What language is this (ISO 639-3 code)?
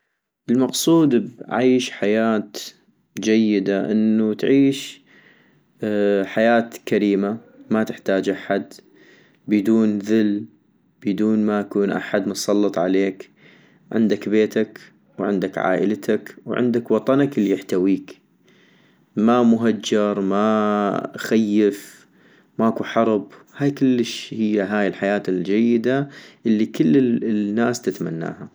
ayp